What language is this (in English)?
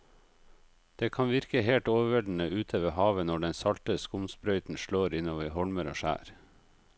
Norwegian